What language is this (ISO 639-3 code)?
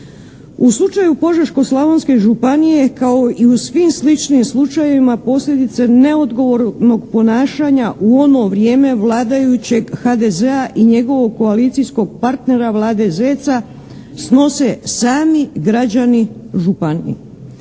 hrv